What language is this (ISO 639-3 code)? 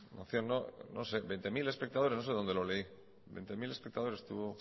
spa